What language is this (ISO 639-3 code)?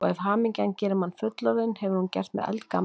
isl